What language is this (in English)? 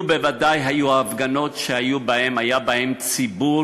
Hebrew